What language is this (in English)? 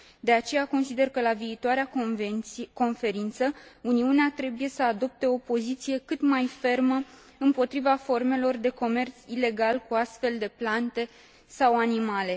Romanian